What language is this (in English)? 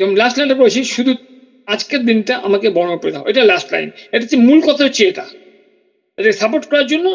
Bangla